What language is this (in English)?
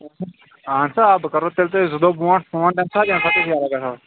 Kashmiri